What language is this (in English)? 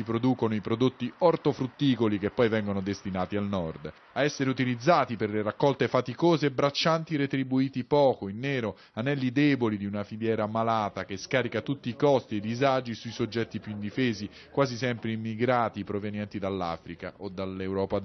Italian